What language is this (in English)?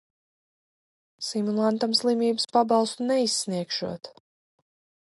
Latvian